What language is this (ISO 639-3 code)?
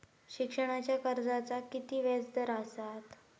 mar